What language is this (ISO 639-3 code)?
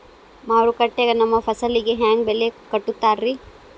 kan